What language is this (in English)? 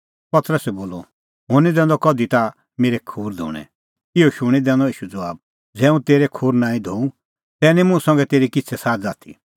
Kullu Pahari